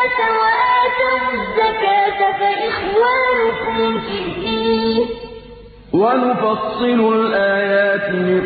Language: Arabic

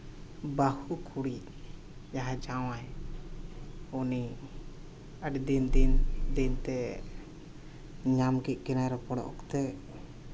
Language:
Santali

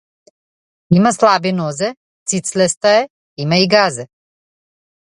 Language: Macedonian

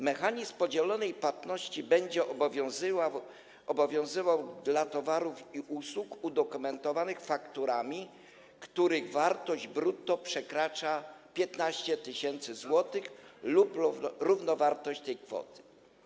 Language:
Polish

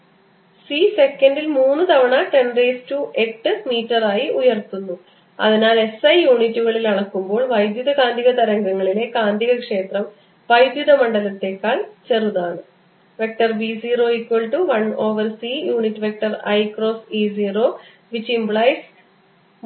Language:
Malayalam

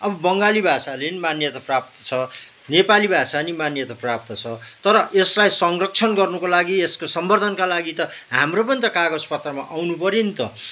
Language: Nepali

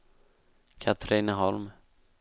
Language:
Swedish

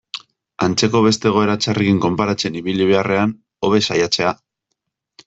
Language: Basque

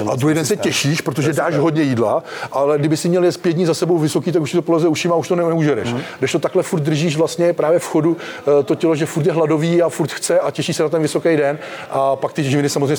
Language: Czech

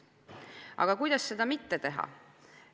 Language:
Estonian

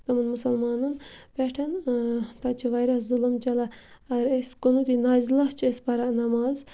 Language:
Kashmiri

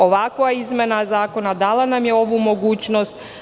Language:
Serbian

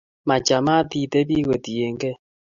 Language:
Kalenjin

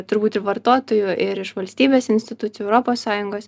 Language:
Lithuanian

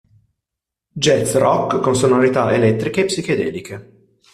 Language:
Italian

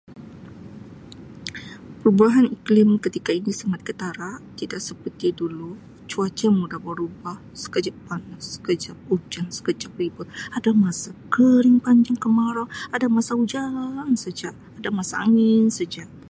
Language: Sabah Malay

